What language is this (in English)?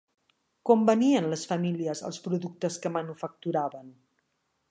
Catalan